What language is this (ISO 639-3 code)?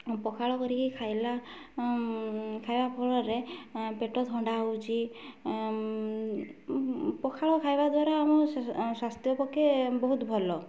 ori